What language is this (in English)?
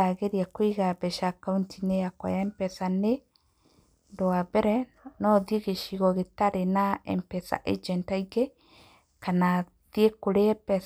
Kikuyu